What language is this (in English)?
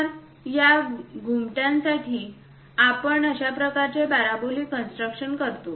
Marathi